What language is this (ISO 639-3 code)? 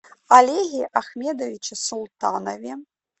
rus